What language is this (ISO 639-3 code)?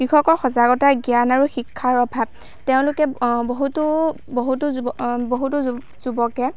asm